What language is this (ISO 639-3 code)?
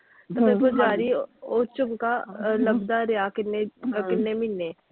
pan